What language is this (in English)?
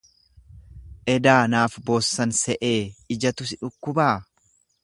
Oromo